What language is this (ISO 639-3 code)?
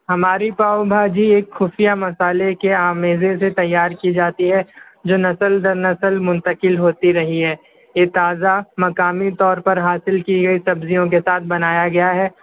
urd